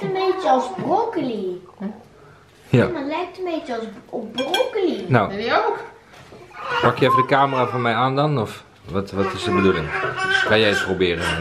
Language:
Dutch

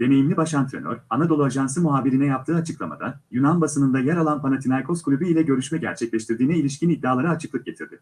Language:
Turkish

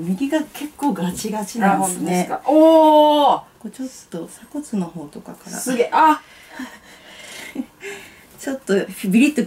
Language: Japanese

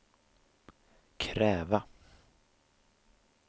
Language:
Swedish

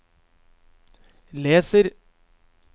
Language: Norwegian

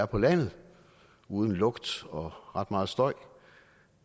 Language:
Danish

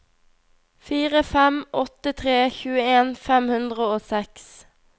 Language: Norwegian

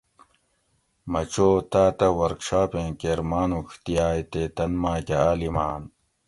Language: Gawri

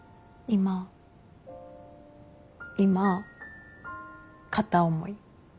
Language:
Japanese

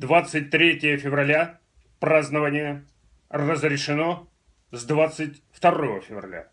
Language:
Russian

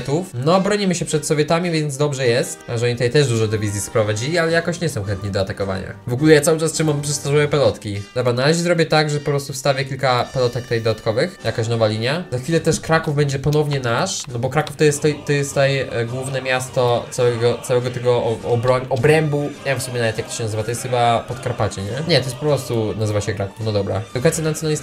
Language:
Polish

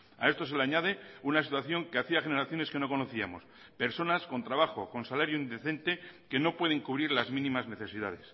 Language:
Spanish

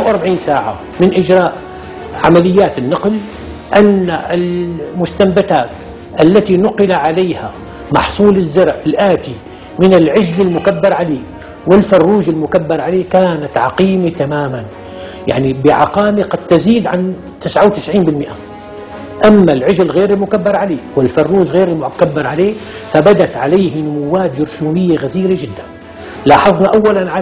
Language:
Arabic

